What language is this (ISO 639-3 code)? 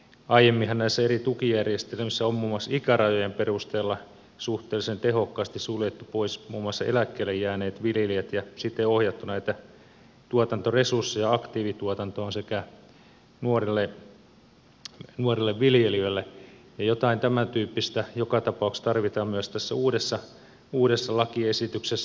fin